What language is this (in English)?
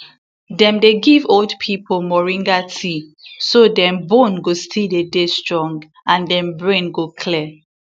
Nigerian Pidgin